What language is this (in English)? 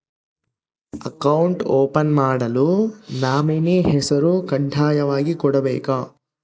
Kannada